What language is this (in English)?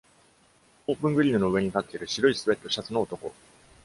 Japanese